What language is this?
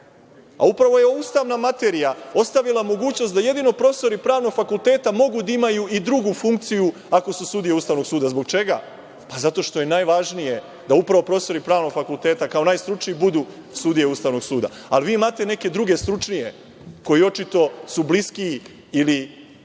Serbian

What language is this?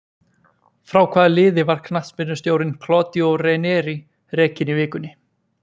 Icelandic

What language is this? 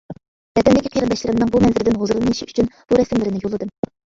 Uyghur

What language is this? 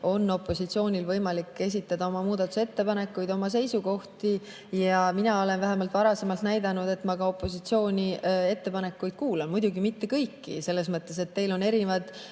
Estonian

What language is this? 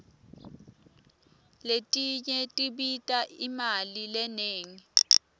Swati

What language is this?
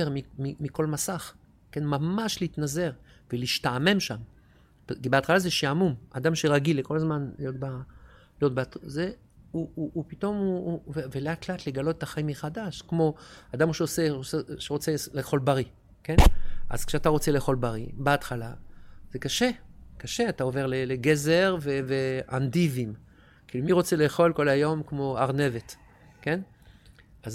Hebrew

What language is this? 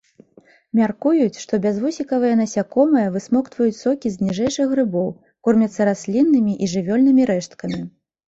Belarusian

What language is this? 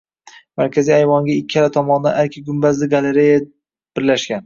Uzbek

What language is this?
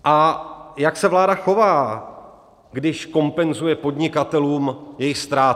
Czech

